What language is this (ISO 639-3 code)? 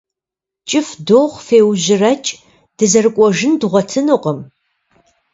kbd